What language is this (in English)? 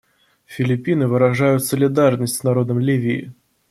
Russian